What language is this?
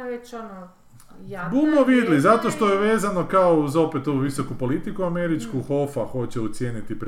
Croatian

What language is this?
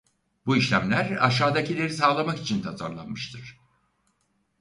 Turkish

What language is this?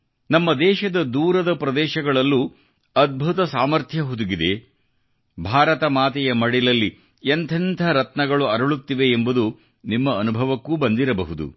Kannada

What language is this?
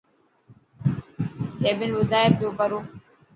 Dhatki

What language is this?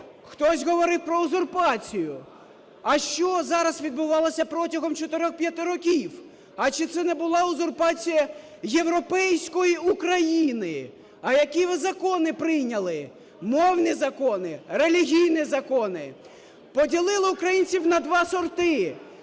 Ukrainian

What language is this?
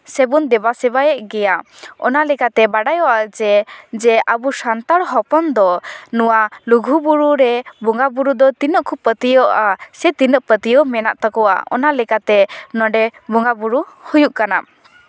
Santali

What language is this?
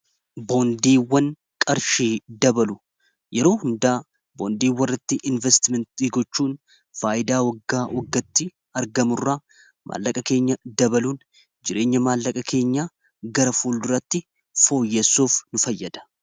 Oromo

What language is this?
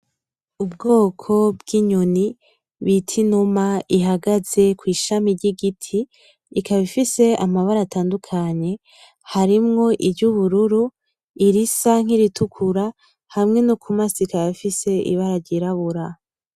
Rundi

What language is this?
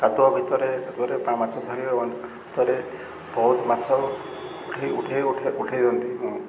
Odia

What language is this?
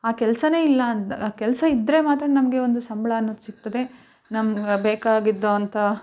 Kannada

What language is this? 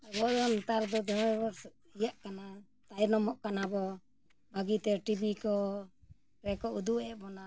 Santali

